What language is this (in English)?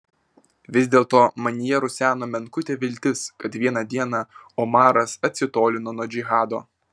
Lithuanian